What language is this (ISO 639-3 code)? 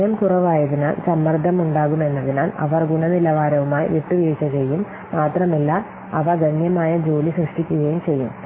mal